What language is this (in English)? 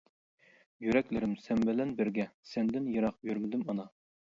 Uyghur